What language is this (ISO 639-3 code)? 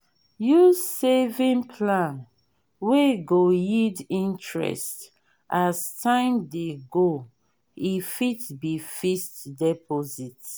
pcm